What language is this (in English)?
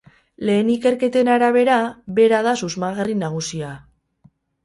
Basque